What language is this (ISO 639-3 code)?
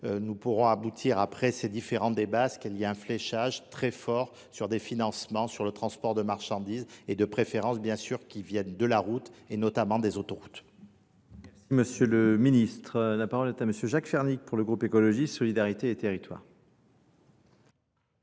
fra